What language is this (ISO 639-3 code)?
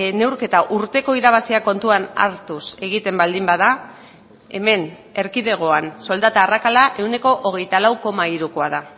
eus